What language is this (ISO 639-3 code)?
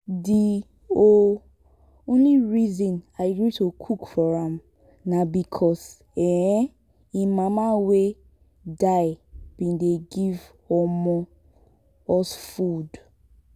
pcm